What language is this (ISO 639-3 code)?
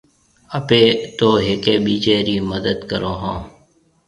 mve